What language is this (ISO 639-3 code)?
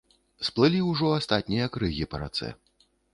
bel